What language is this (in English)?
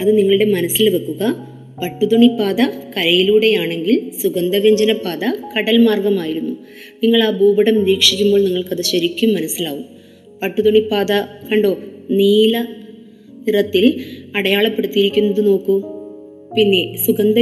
Malayalam